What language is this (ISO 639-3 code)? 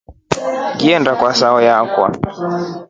rof